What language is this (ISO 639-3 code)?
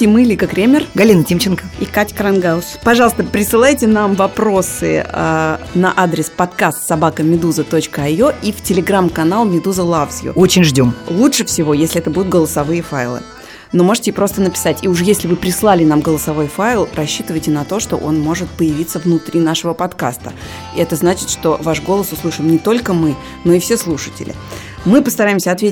rus